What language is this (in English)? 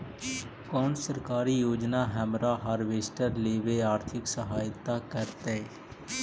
Magahi